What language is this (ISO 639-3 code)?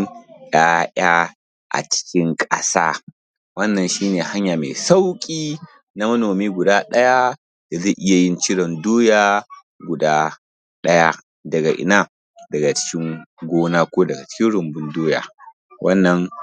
hau